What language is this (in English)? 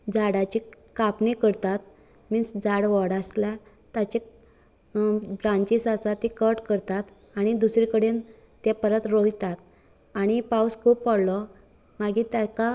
Konkani